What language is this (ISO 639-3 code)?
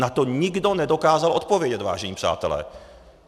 ces